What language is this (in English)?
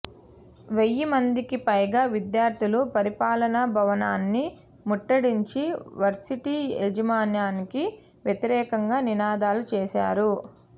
Telugu